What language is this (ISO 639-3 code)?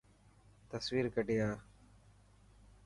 mki